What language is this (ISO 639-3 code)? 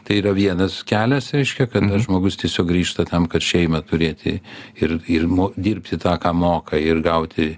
lit